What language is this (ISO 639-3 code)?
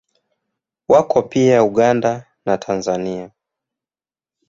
swa